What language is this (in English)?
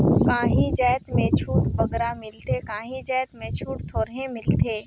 Chhattisgarhi